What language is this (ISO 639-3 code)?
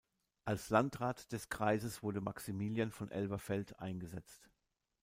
deu